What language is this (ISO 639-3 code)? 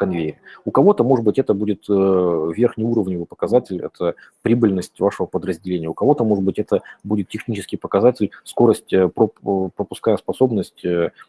rus